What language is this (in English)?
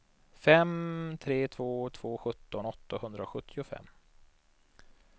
Swedish